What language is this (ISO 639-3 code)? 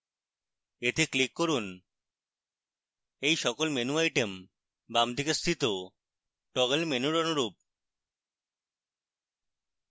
ben